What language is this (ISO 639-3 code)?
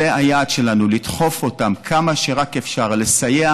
heb